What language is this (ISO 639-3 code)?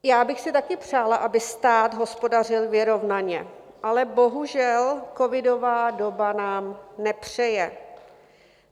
ces